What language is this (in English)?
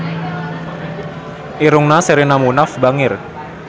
Sundanese